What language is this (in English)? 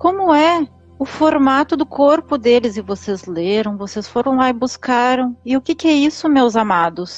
Portuguese